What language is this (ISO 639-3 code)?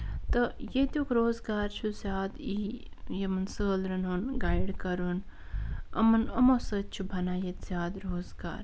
kas